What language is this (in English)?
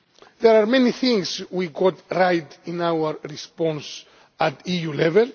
English